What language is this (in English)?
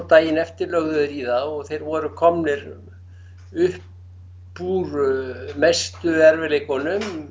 Icelandic